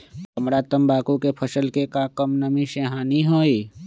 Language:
Magahi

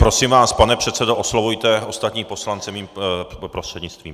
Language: Czech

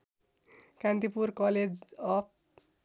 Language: Nepali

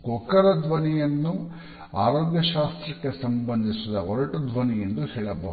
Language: Kannada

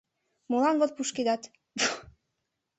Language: Mari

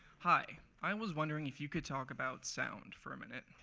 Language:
English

